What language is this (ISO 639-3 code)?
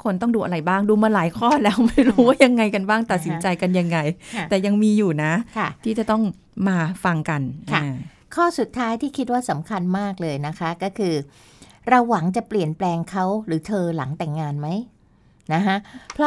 tha